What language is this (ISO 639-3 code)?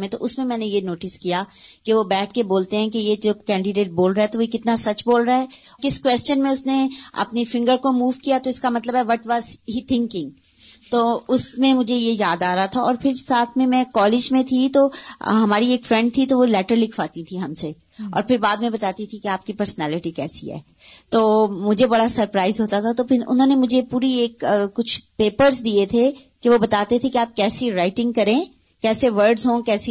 urd